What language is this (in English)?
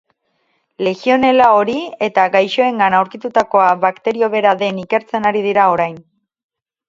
Basque